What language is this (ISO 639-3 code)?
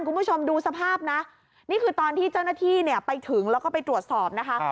tha